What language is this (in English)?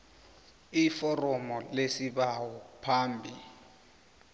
South Ndebele